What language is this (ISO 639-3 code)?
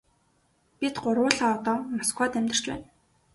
mon